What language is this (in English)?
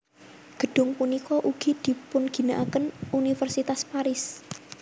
Javanese